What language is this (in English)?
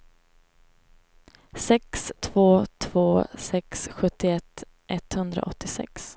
Swedish